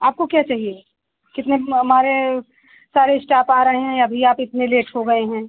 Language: Hindi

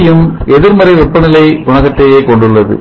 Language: Tamil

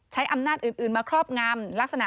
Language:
Thai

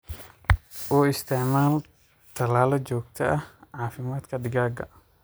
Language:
Somali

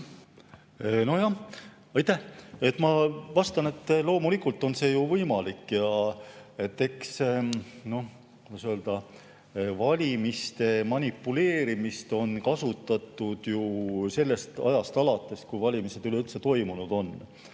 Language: Estonian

